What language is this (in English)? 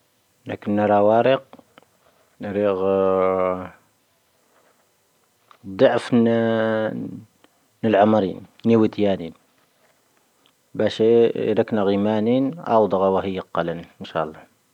Tahaggart Tamahaq